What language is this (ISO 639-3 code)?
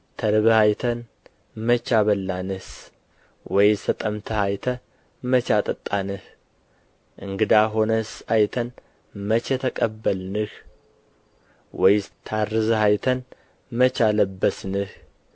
amh